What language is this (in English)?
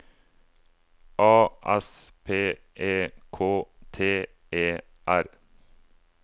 Norwegian